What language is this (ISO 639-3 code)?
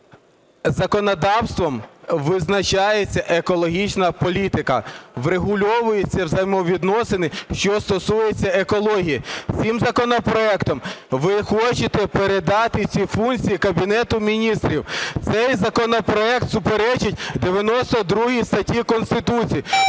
ukr